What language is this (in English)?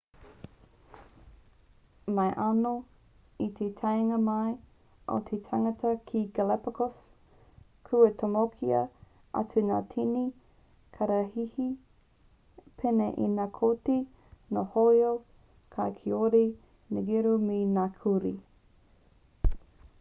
Māori